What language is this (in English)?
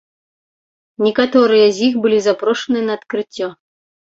Belarusian